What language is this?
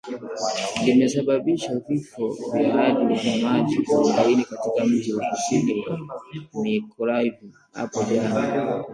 Swahili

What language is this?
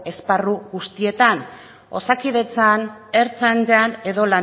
Basque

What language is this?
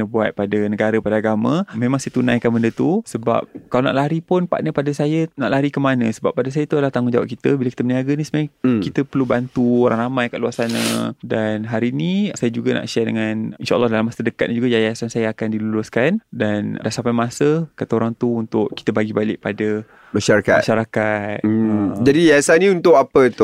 Malay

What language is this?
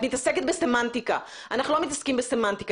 Hebrew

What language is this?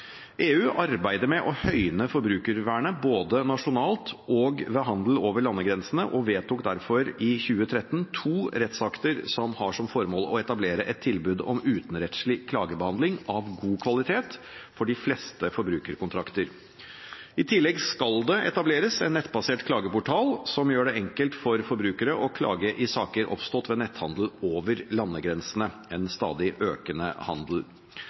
Norwegian Bokmål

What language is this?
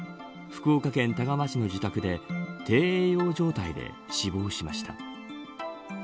Japanese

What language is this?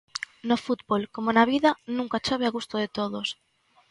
Galician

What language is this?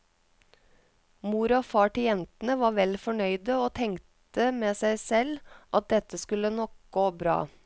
Norwegian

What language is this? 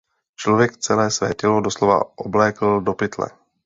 Czech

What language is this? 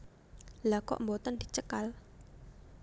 Javanese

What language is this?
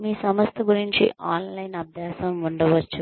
Telugu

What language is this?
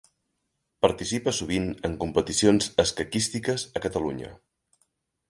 Catalan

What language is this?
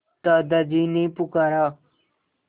Hindi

